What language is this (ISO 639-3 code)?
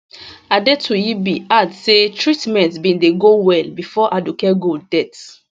pcm